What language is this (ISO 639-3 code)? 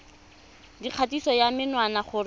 tsn